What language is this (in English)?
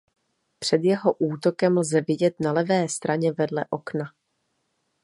Czech